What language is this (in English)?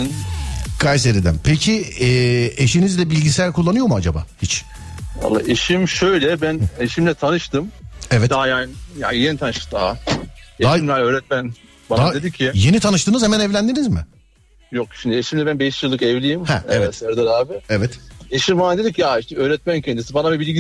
Turkish